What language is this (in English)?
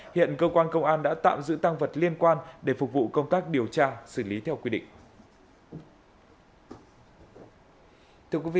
Vietnamese